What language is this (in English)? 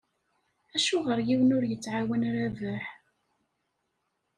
Kabyle